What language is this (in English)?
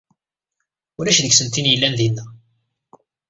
Kabyle